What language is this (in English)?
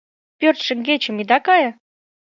Mari